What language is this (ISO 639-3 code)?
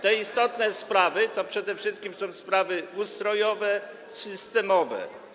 pol